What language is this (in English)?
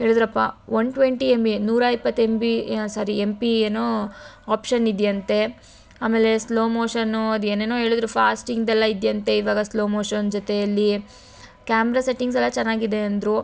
Kannada